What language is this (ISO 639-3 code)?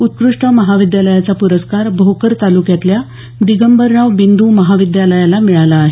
mar